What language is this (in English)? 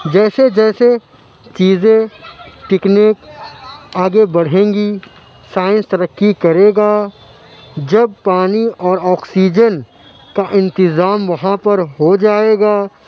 Urdu